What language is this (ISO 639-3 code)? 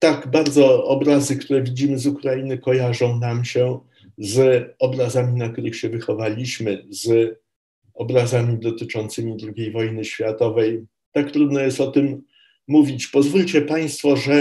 pol